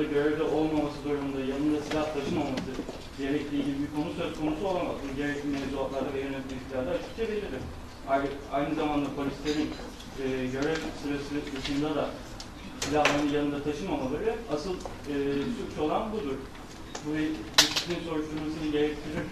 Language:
Turkish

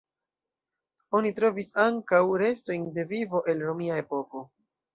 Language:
Esperanto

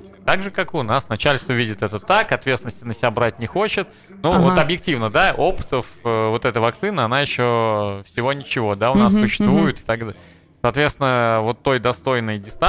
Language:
Russian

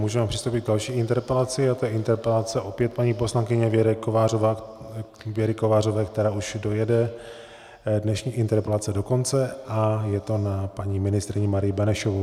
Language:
Czech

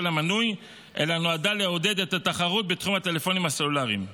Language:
Hebrew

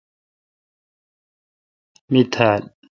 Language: Kalkoti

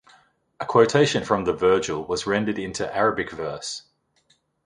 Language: English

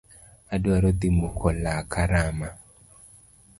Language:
Luo (Kenya and Tanzania)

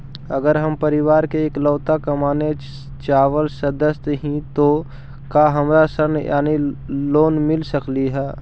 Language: Magahi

